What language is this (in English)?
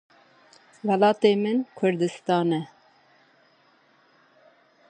Kurdish